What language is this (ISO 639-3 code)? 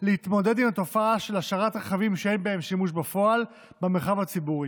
heb